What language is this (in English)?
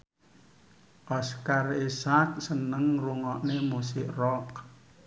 Javanese